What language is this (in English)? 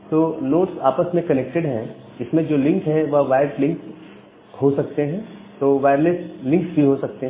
Hindi